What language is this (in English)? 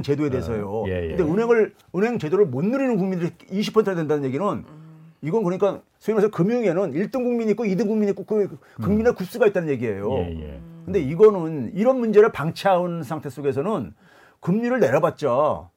Korean